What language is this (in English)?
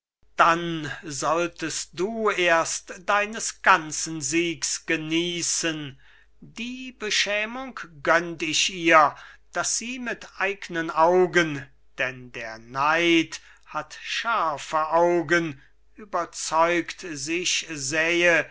German